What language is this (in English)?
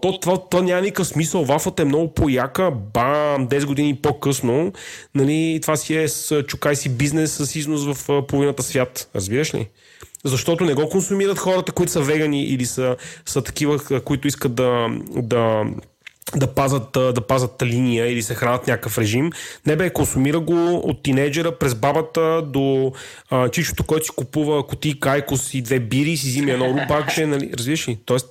Bulgarian